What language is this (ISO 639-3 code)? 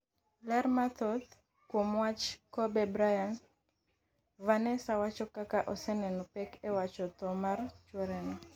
luo